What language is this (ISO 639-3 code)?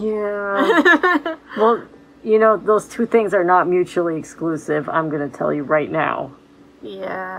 eng